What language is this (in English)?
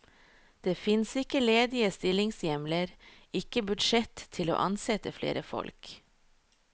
Norwegian